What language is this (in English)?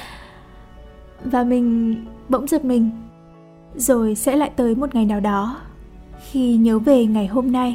Vietnamese